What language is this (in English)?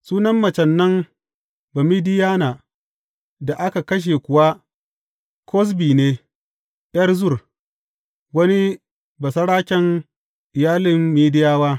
Hausa